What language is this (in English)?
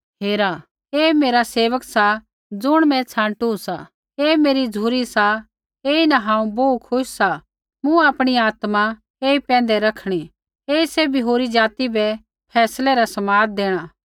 Kullu Pahari